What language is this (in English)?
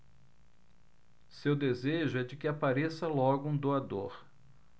Portuguese